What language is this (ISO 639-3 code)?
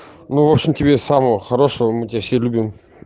rus